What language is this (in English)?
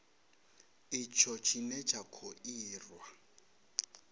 Venda